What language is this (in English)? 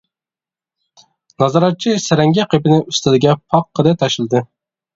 Uyghur